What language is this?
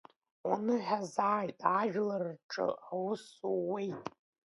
Abkhazian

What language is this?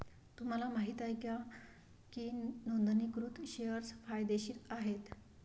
Marathi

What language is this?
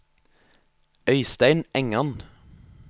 Norwegian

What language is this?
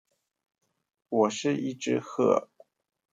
Chinese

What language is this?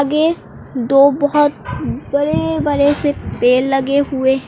Hindi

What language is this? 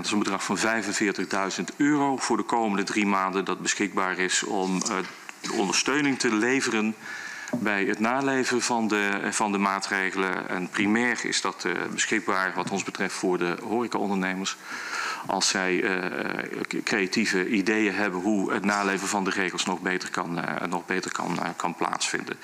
Dutch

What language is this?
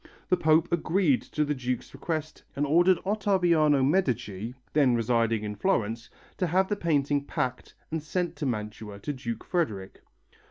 English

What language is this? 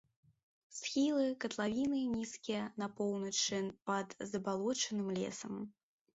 Belarusian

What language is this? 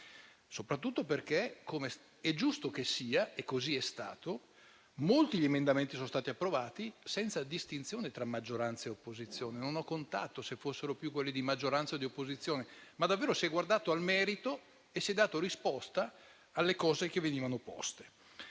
Italian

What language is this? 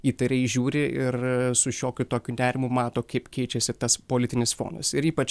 Lithuanian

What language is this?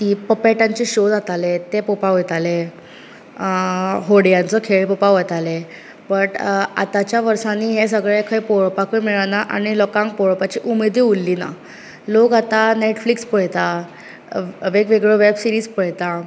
Konkani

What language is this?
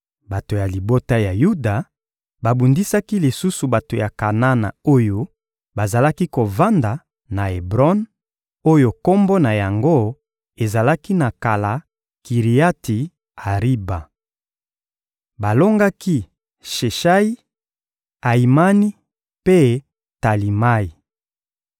Lingala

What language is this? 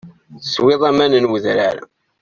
Kabyle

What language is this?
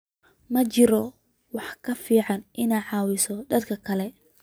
Somali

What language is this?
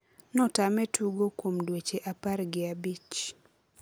Luo (Kenya and Tanzania)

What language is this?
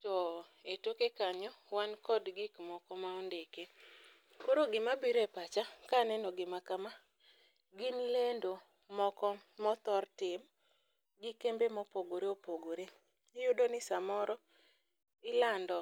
Luo (Kenya and Tanzania)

